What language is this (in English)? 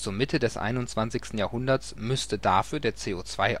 German